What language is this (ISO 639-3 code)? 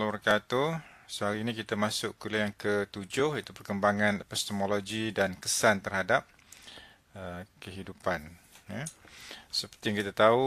msa